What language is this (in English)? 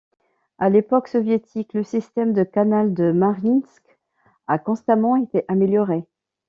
French